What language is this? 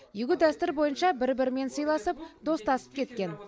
Kazakh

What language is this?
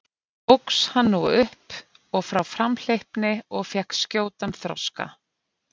Icelandic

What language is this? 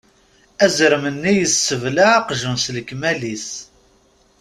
Kabyle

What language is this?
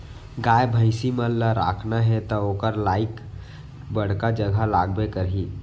Chhattisgarhi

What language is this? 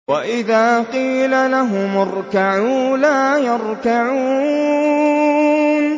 Arabic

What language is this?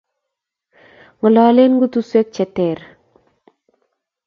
Kalenjin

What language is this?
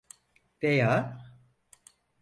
Turkish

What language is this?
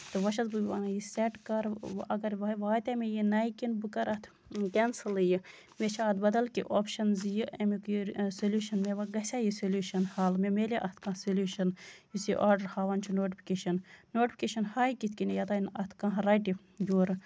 Kashmiri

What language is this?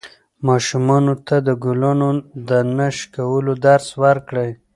Pashto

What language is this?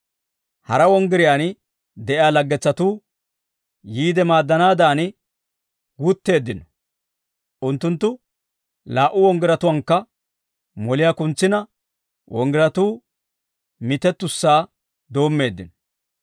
Dawro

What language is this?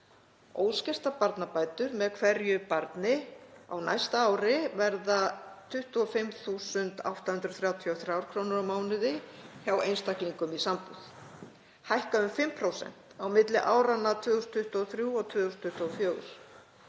Icelandic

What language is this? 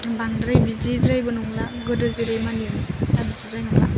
Bodo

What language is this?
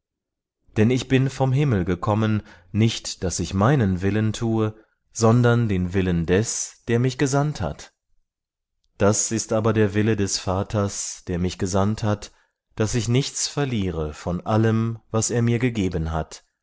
German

